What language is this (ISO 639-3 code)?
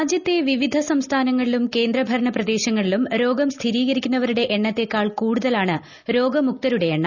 mal